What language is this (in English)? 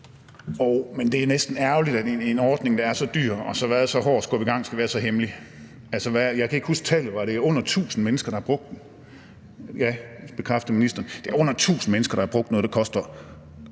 Danish